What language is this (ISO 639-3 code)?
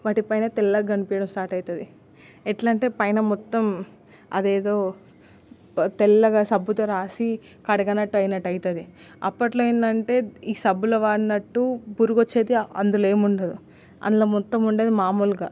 tel